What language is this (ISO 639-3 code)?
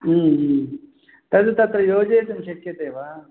san